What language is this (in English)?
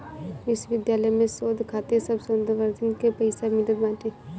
Bhojpuri